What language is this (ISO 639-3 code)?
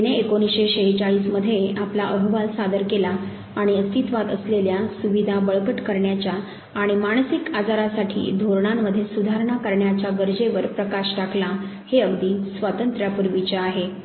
mar